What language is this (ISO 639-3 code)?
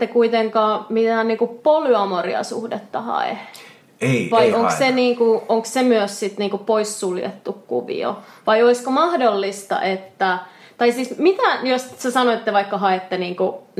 fin